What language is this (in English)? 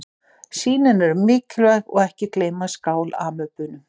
Icelandic